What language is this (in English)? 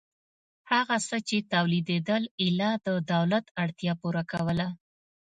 Pashto